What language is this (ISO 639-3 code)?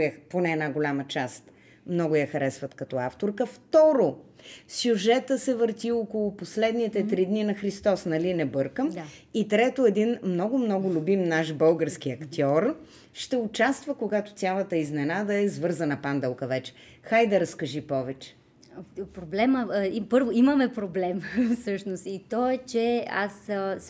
bul